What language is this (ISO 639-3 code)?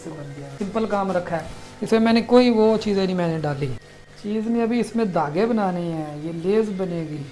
urd